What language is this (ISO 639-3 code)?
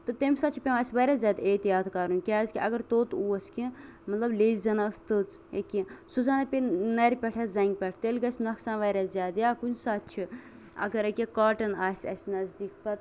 kas